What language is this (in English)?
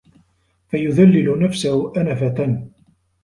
Arabic